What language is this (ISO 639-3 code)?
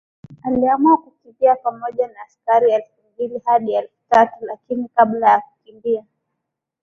swa